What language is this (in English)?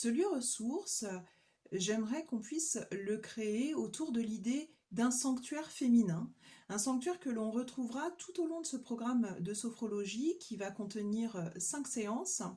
French